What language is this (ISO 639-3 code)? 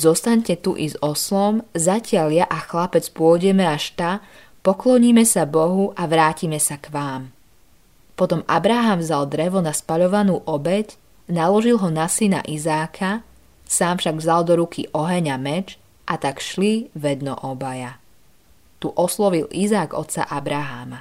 slk